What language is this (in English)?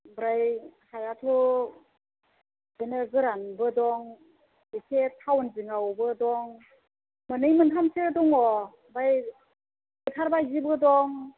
Bodo